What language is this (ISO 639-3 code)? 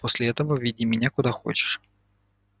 rus